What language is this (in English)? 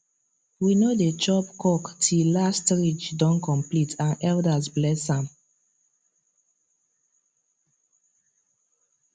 Nigerian Pidgin